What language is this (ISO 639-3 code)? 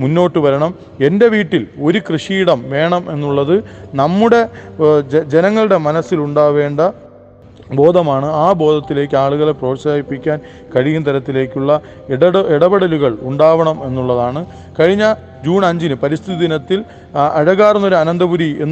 mal